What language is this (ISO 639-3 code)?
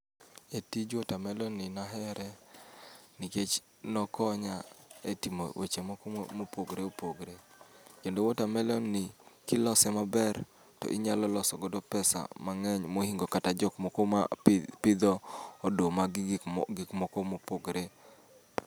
luo